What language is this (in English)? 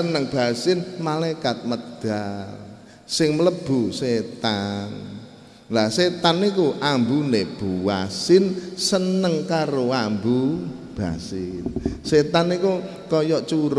Indonesian